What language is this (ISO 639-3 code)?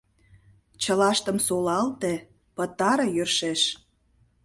chm